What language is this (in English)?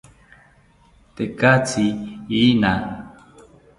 South Ucayali Ashéninka